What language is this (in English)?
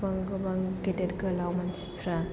Bodo